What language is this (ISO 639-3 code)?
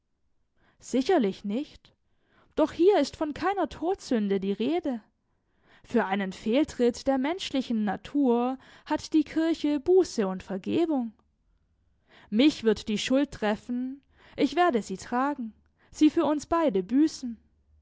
deu